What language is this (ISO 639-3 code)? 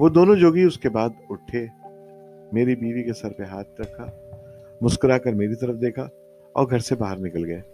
urd